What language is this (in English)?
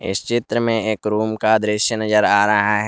Hindi